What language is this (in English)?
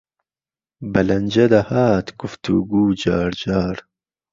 Central Kurdish